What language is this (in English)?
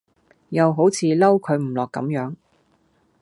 Cantonese